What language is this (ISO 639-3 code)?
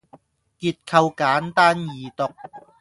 yue